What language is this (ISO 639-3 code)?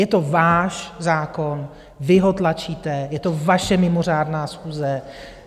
ces